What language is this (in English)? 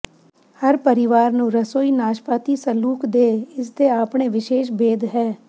Punjabi